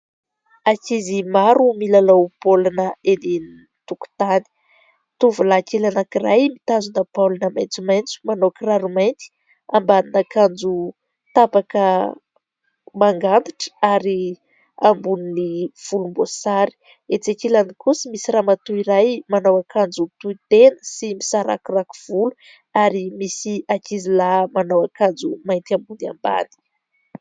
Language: Malagasy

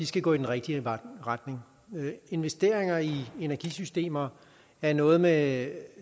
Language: Danish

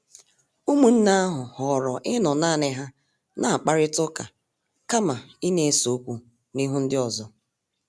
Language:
Igbo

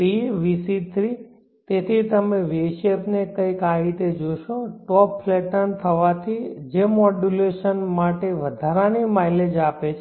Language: Gujarati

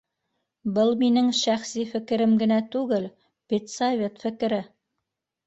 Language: Bashkir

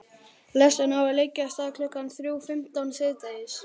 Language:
Icelandic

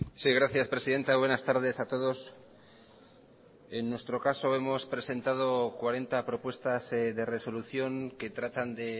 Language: Spanish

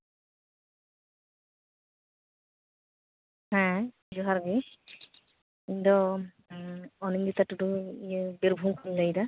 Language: Santali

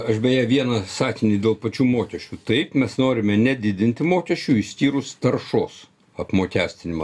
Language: Lithuanian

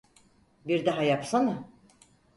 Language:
Turkish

